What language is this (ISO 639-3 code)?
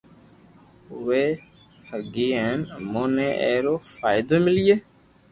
lrk